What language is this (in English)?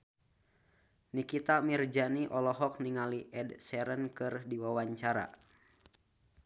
Sundanese